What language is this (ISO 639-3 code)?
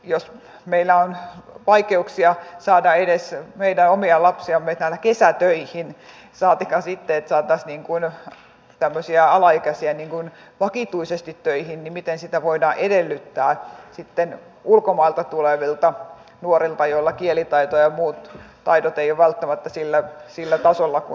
fin